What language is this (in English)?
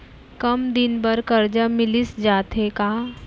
Chhattisgarhi